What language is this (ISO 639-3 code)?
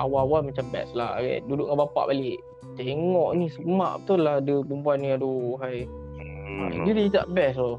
msa